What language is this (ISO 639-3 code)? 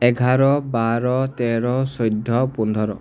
asm